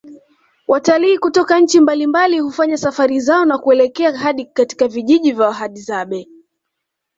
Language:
Swahili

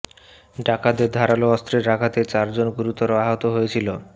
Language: Bangla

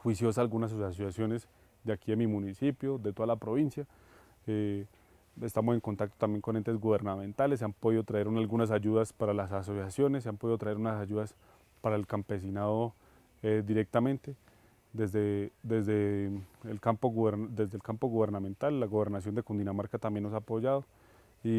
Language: Spanish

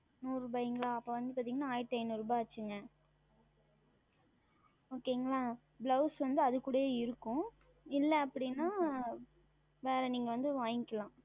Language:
Tamil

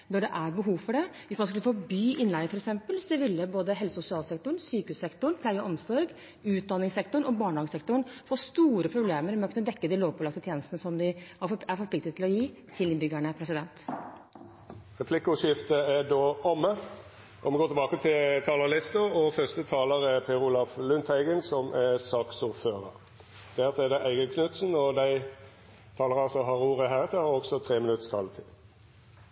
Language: Norwegian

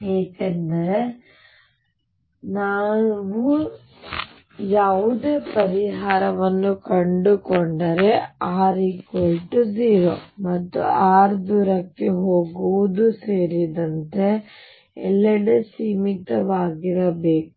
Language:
Kannada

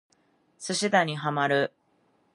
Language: Japanese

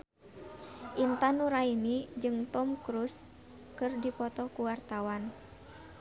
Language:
Sundanese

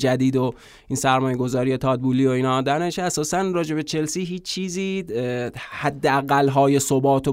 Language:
Persian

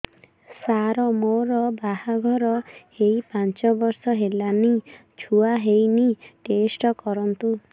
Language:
Odia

